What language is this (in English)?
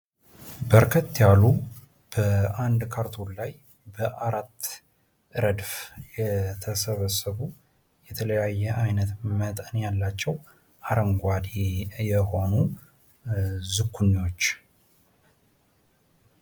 Amharic